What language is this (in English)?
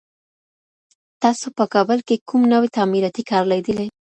Pashto